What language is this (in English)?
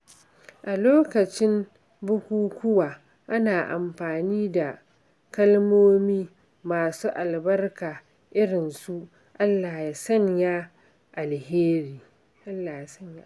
Hausa